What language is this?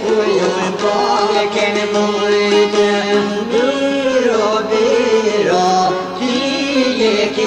Romanian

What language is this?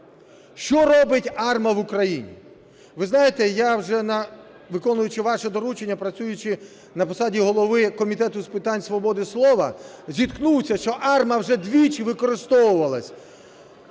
Ukrainian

